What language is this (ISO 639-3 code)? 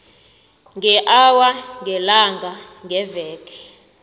nbl